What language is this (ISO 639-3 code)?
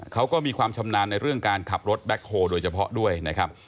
tha